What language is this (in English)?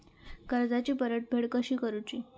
Marathi